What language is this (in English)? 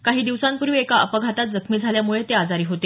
Marathi